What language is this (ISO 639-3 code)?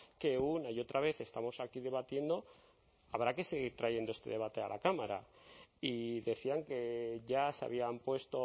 spa